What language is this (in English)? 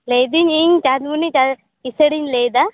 Santali